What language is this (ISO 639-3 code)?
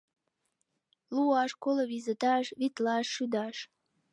chm